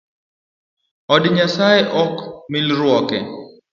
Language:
Luo (Kenya and Tanzania)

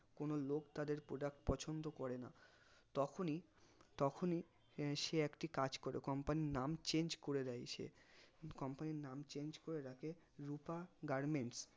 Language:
Bangla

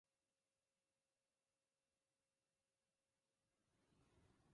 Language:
Japanese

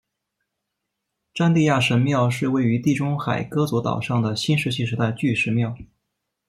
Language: Chinese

